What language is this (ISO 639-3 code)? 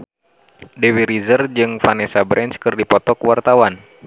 sun